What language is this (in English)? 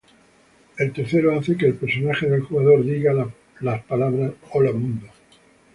Spanish